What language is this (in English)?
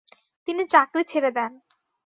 Bangla